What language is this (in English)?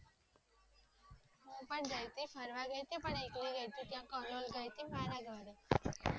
Gujarati